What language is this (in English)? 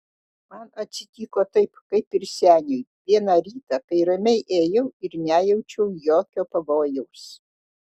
Lithuanian